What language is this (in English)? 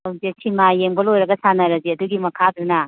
Manipuri